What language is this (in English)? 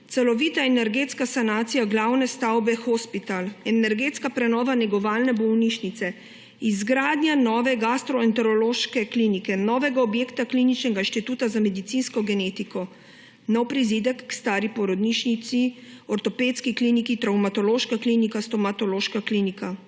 Slovenian